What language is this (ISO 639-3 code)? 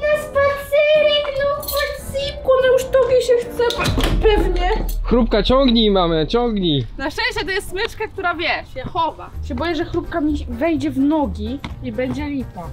pol